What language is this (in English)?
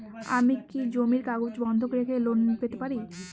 Bangla